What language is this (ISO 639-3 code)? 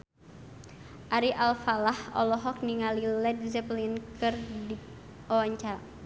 sun